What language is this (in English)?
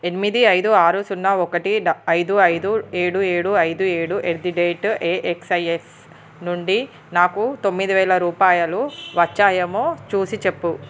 Telugu